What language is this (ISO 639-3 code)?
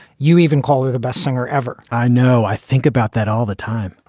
eng